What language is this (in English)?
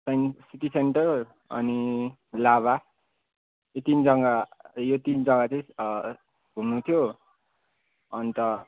Nepali